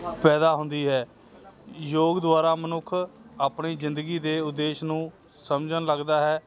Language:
Punjabi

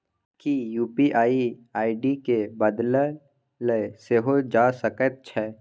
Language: Maithili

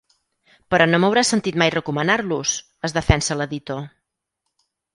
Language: Catalan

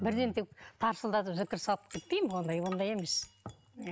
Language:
Kazakh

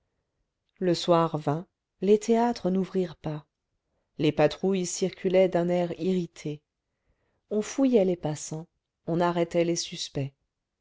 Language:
French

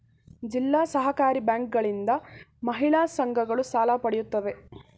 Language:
Kannada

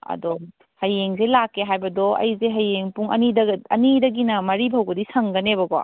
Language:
Manipuri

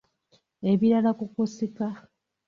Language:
Ganda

